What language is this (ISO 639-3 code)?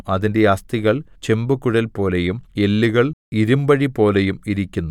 mal